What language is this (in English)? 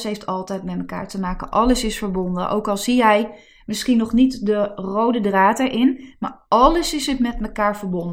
Dutch